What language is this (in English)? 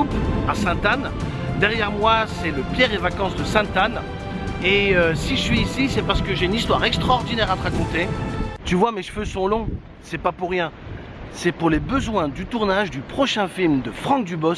French